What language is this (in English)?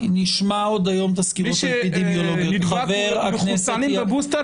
Hebrew